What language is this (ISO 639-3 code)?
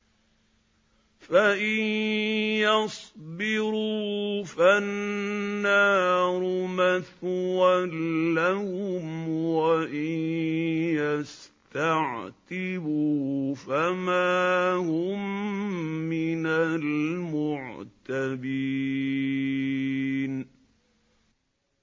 ara